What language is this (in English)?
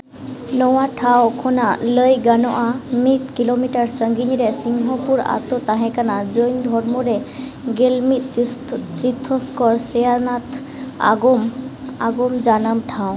Santali